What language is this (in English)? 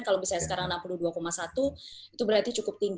Indonesian